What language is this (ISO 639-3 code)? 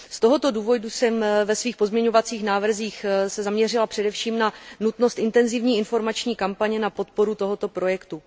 ces